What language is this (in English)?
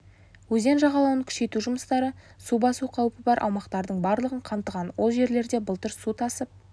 Kazakh